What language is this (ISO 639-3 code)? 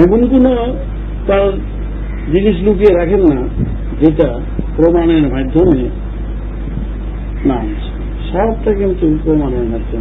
tur